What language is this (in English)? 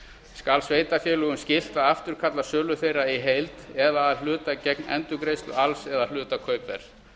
Icelandic